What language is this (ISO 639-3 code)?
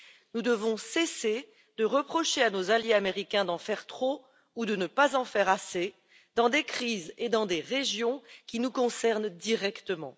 fra